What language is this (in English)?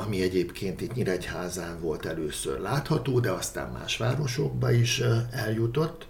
Hungarian